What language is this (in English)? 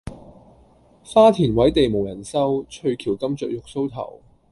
Cantonese